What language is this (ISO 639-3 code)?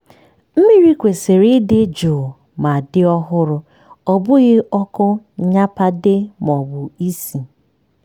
ibo